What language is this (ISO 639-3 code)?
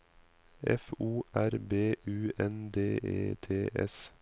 nor